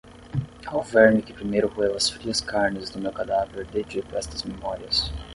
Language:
Portuguese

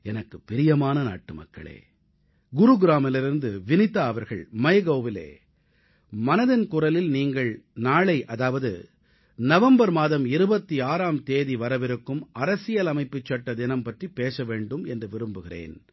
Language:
Tamil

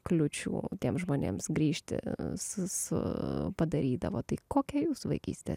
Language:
Lithuanian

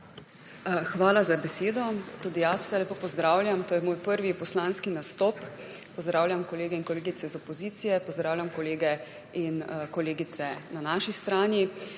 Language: Slovenian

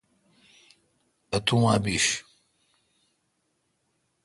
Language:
Kalkoti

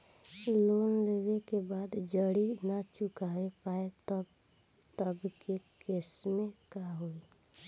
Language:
Bhojpuri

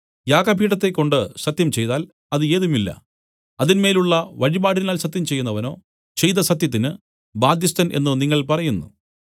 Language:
Malayalam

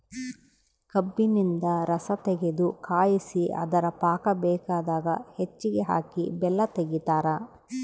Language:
Kannada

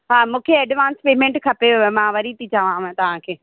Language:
Sindhi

